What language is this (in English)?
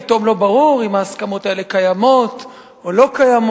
Hebrew